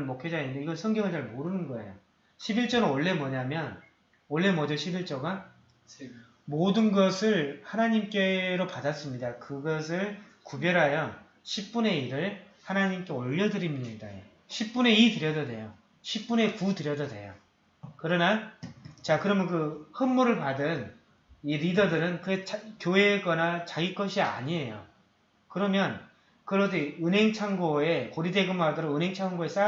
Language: Korean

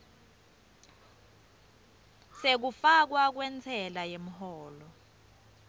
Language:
Swati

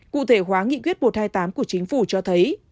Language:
Vietnamese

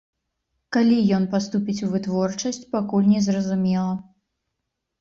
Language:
Belarusian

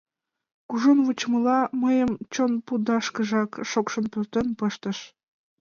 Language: Mari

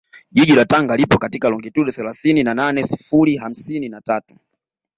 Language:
Swahili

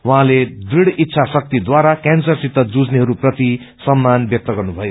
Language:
Nepali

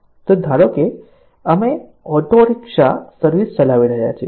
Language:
Gujarati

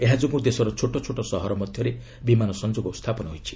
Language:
Odia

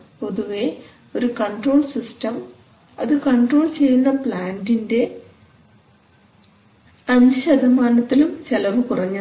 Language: Malayalam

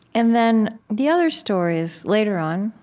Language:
English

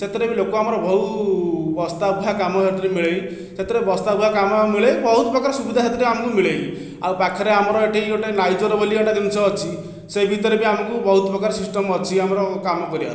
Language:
Odia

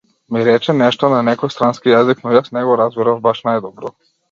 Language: Macedonian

